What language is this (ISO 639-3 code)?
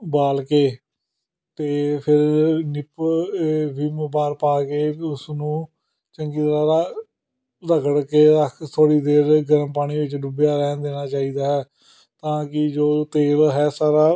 pan